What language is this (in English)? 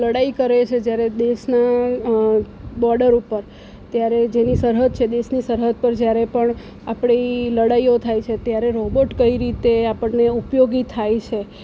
Gujarati